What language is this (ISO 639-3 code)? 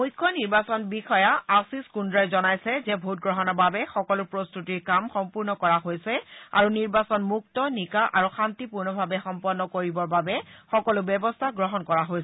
asm